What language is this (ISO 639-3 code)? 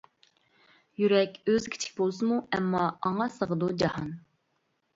uig